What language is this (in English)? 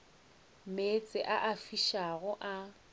Northern Sotho